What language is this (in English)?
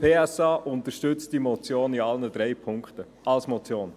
Swiss German